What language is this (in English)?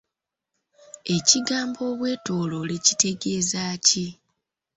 Ganda